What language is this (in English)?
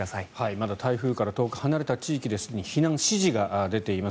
Japanese